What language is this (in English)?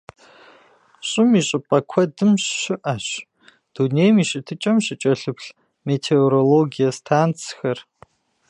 Kabardian